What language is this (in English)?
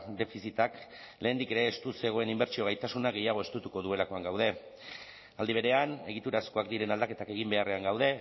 Basque